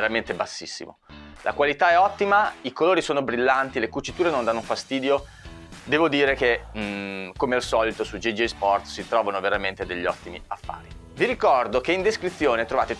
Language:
Italian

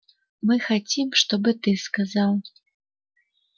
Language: Russian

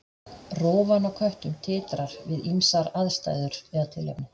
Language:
Icelandic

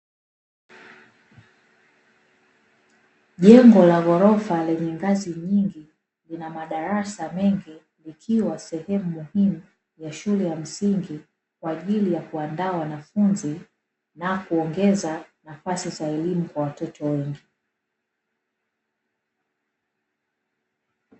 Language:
Swahili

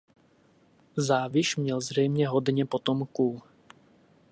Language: Czech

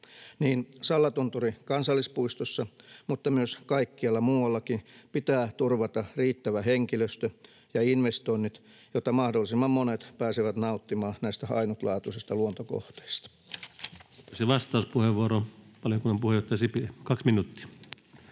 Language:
Finnish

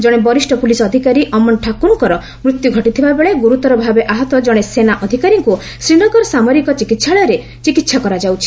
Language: Odia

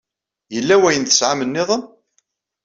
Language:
Kabyle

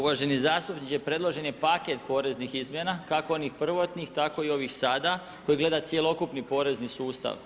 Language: Croatian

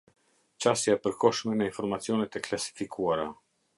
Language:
Albanian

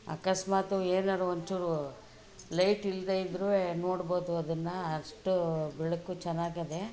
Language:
Kannada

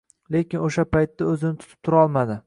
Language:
Uzbek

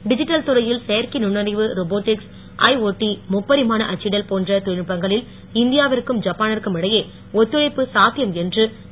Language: Tamil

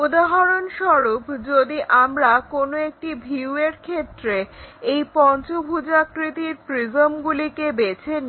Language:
Bangla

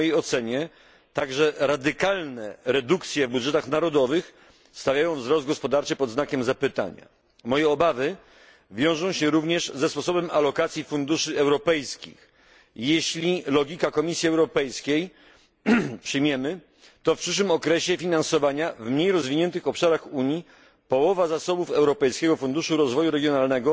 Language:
Polish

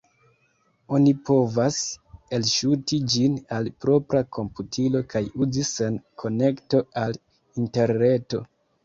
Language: Esperanto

